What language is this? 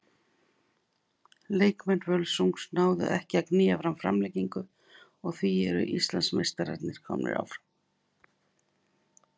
Icelandic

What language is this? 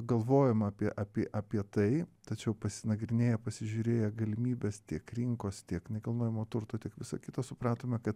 Lithuanian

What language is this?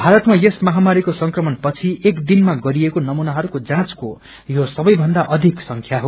Nepali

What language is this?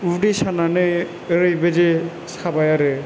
Bodo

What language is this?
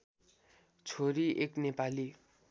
Nepali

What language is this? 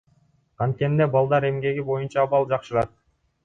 Kyrgyz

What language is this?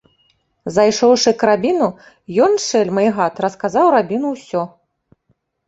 Belarusian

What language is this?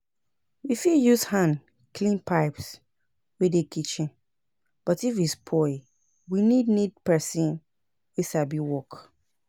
Nigerian Pidgin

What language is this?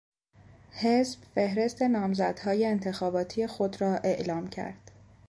Persian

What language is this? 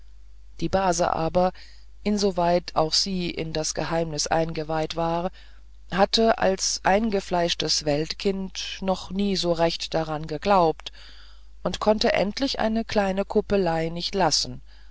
German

